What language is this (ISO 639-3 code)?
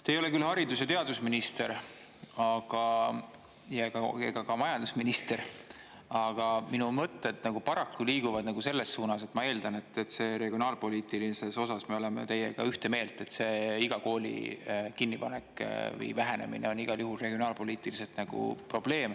est